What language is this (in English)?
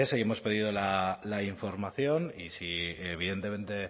Spanish